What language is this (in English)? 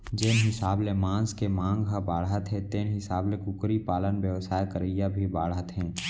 Chhattisgarhi